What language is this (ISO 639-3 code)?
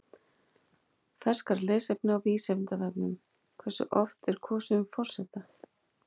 isl